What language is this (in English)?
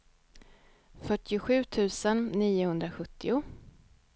Swedish